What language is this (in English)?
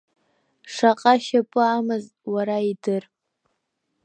Abkhazian